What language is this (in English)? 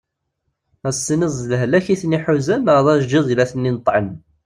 Kabyle